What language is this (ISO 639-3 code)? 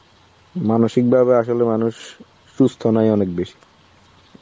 ben